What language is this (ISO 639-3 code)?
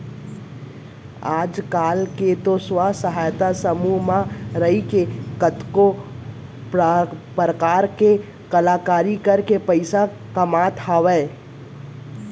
hne